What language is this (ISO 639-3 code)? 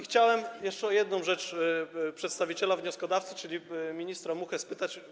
pol